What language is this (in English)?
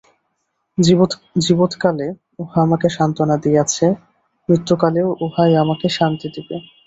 Bangla